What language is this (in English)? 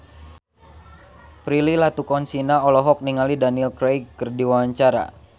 Sundanese